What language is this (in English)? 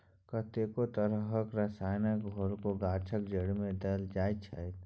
Maithili